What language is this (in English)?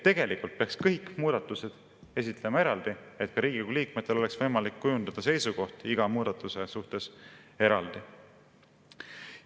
Estonian